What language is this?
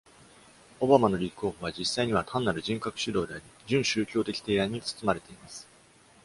Japanese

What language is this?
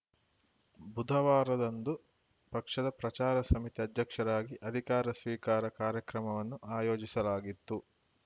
Kannada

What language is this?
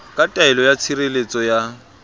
Southern Sotho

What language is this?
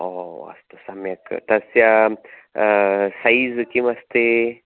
Sanskrit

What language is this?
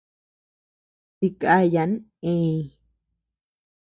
Tepeuxila Cuicatec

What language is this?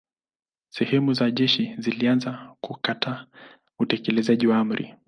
Swahili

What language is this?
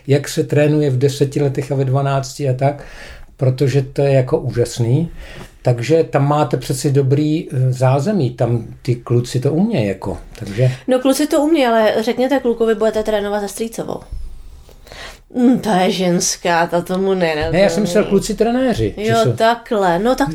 Czech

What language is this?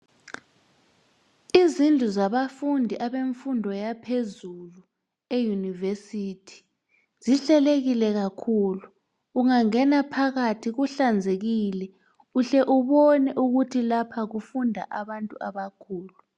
North Ndebele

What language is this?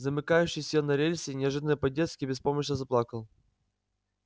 Russian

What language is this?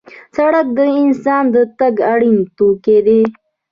Pashto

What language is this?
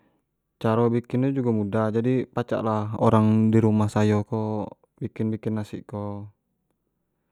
Jambi Malay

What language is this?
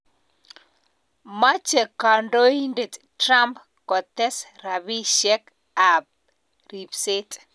Kalenjin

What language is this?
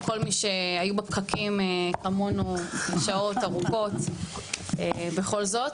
Hebrew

